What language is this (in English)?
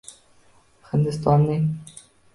Uzbek